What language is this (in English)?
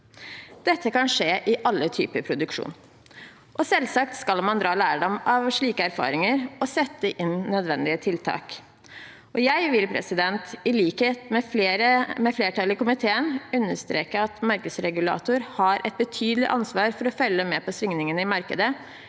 Norwegian